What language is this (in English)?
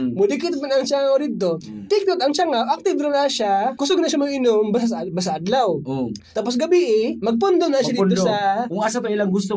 Filipino